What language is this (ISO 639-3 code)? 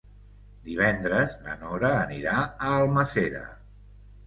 cat